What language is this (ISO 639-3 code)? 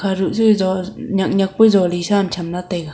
nnp